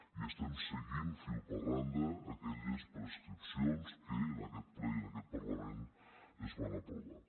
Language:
Catalan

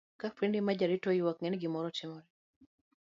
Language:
Luo (Kenya and Tanzania)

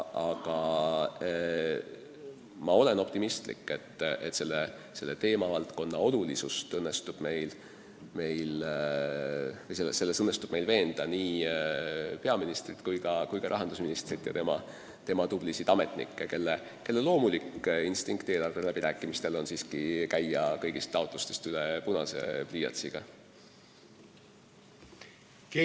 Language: Estonian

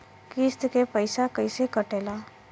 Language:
Bhojpuri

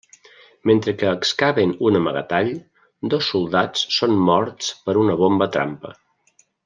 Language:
Catalan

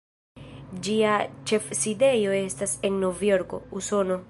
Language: Esperanto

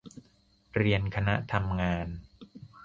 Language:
Thai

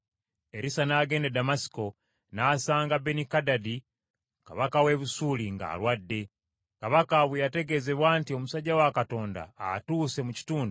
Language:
Ganda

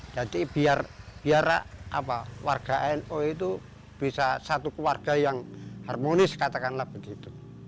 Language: Indonesian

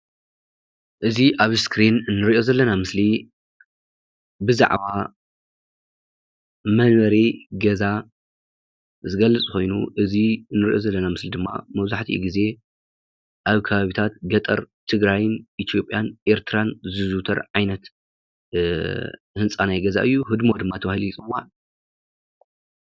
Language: Tigrinya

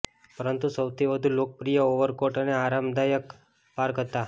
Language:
Gujarati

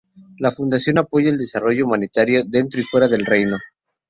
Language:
Spanish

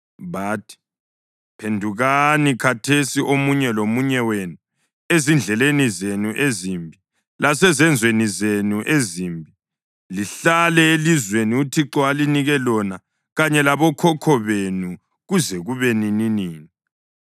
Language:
North Ndebele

